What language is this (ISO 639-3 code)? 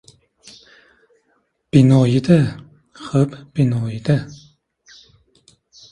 uzb